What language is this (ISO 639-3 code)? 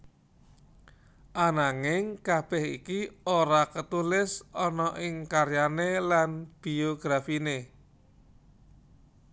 jav